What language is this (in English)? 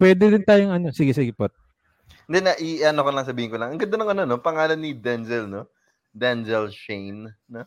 Filipino